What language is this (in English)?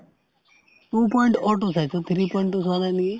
Assamese